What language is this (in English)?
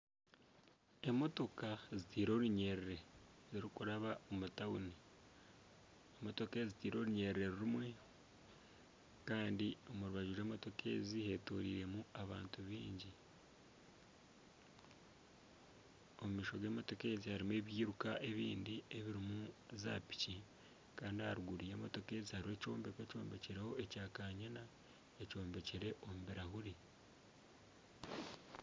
Nyankole